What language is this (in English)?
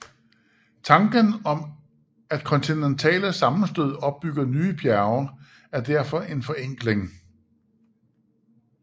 Danish